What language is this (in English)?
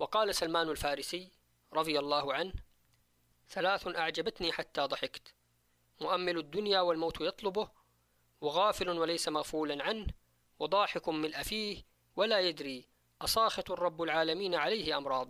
Arabic